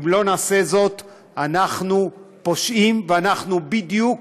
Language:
Hebrew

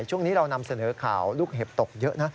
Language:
Thai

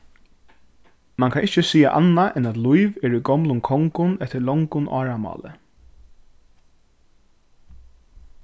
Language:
Faroese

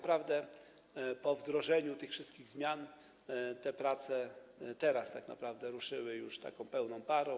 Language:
Polish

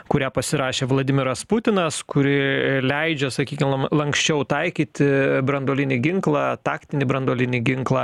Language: Lithuanian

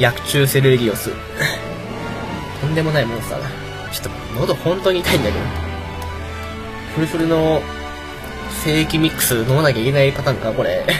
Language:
Japanese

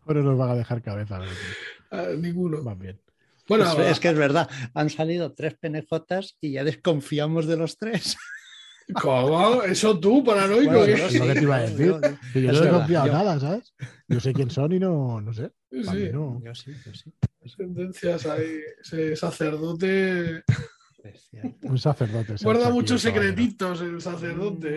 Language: Spanish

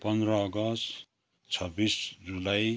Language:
Nepali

